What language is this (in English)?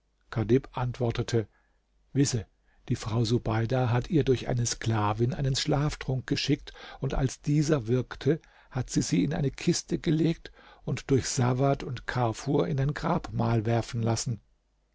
German